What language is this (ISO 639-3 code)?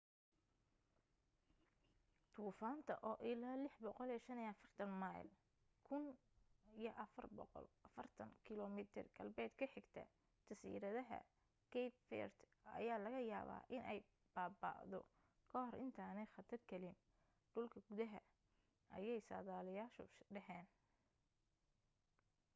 som